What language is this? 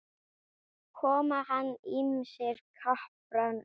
Icelandic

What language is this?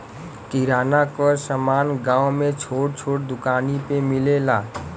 Bhojpuri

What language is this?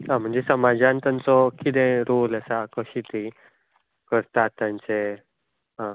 Konkani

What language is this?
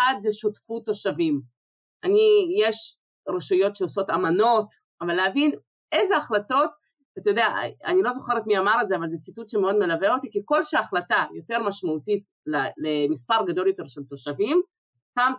Hebrew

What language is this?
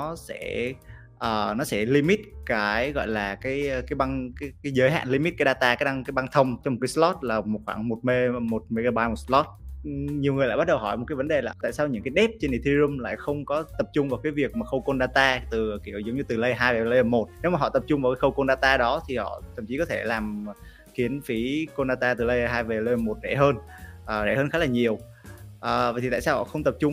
Vietnamese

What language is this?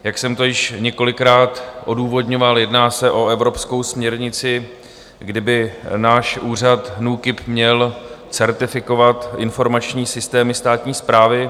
Czech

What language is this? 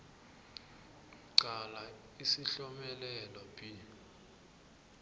South Ndebele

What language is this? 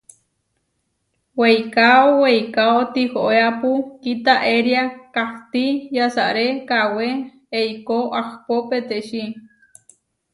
Huarijio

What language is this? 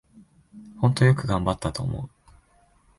Japanese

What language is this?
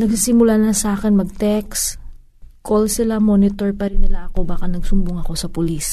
Filipino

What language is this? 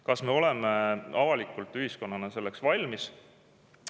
Estonian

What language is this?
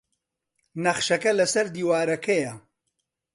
Central Kurdish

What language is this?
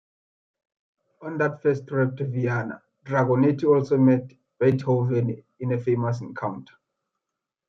English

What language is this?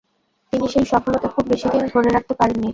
Bangla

